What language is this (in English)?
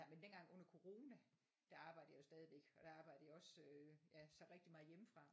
Danish